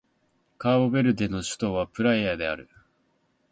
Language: Japanese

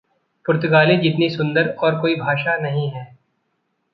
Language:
Hindi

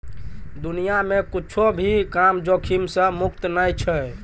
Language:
Maithili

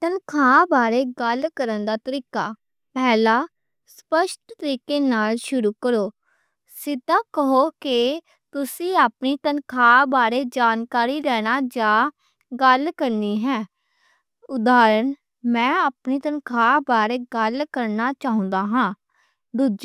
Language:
Western Panjabi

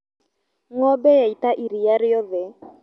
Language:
Kikuyu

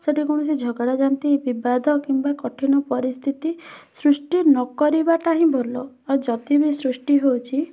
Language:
Odia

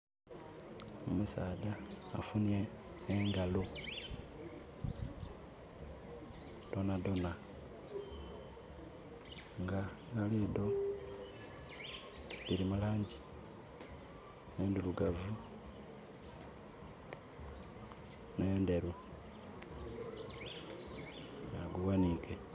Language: Soga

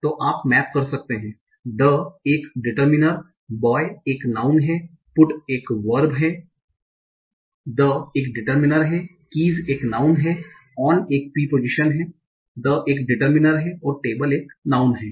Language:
Hindi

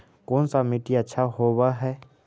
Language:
Magahi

